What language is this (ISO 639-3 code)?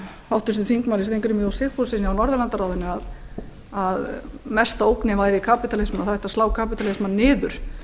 isl